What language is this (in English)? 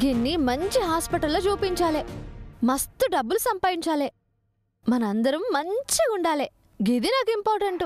Telugu